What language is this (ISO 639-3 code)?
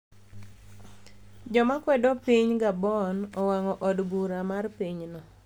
luo